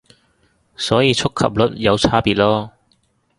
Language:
Cantonese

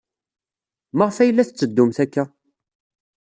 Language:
Kabyle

